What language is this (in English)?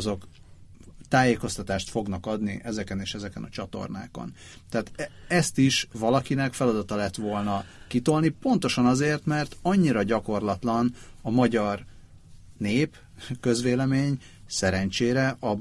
Hungarian